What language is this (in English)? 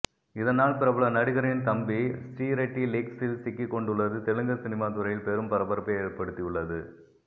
Tamil